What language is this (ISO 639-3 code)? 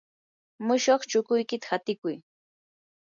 qur